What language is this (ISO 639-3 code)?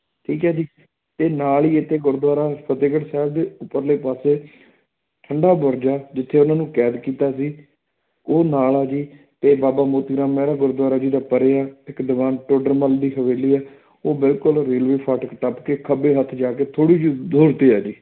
pan